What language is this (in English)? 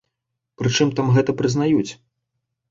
Belarusian